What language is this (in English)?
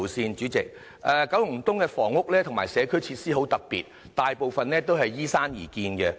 Cantonese